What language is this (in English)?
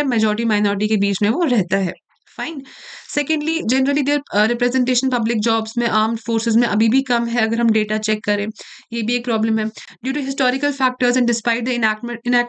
Hindi